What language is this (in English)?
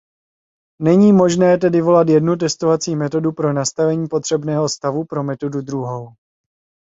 Czech